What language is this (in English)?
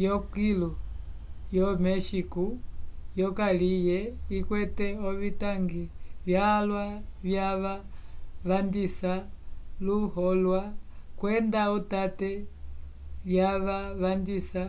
Umbundu